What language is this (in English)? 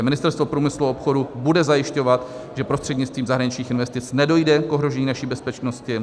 Czech